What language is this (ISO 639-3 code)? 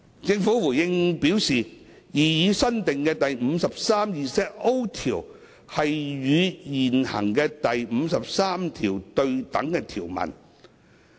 yue